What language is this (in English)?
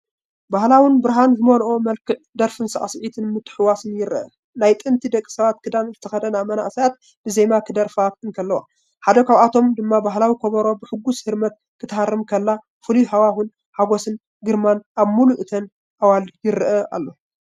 Tigrinya